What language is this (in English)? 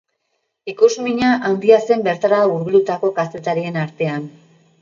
Basque